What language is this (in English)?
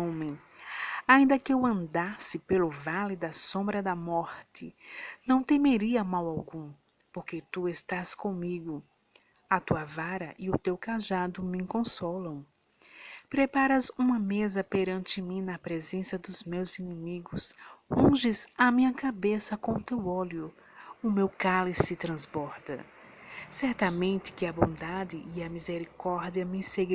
Portuguese